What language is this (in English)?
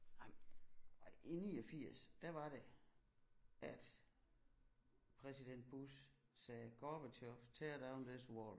Danish